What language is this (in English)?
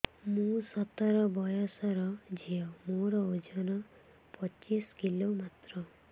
Odia